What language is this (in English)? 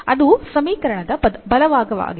Kannada